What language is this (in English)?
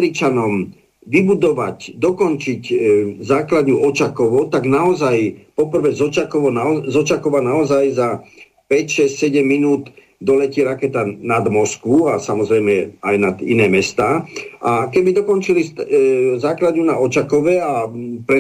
Slovak